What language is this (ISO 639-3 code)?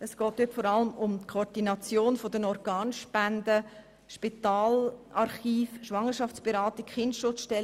gsw